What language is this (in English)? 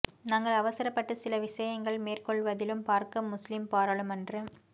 Tamil